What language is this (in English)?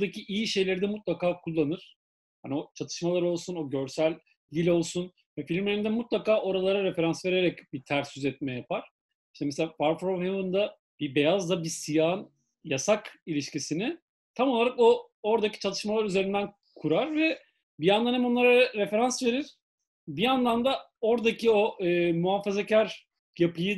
Turkish